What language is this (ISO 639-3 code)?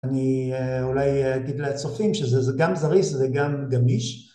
heb